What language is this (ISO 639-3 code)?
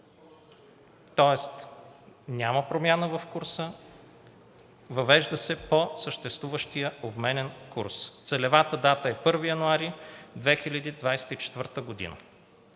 bul